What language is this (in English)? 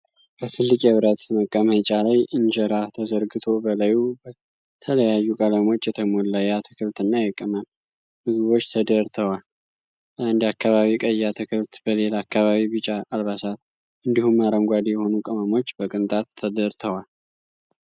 Amharic